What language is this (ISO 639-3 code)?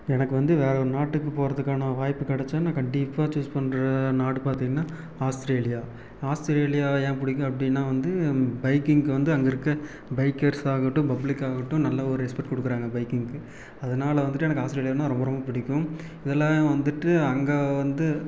tam